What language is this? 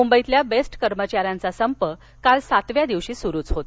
Marathi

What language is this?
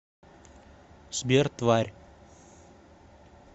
Russian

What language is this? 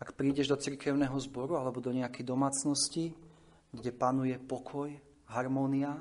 Slovak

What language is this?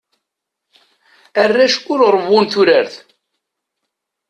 Kabyle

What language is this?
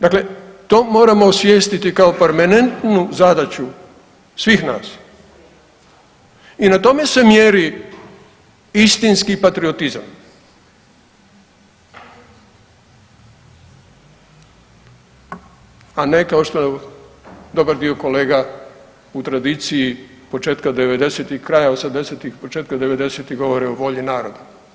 Croatian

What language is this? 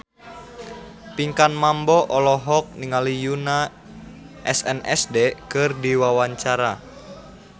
Sundanese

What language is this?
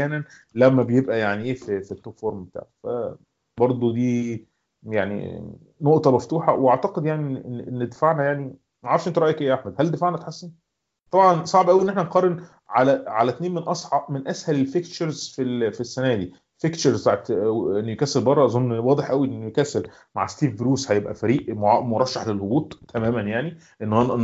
Arabic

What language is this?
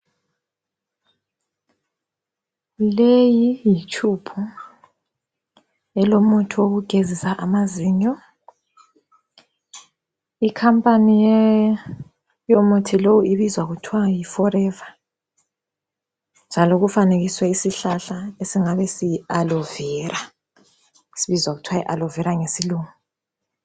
North Ndebele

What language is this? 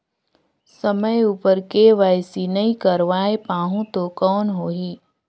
Chhattisgarhi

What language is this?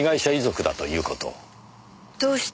Japanese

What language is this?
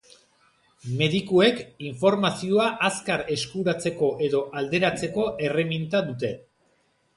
Basque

